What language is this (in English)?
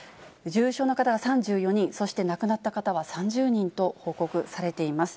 Japanese